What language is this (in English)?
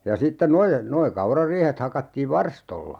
Finnish